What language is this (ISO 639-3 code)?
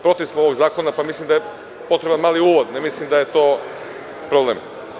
srp